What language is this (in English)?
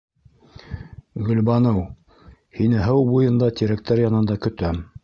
Bashkir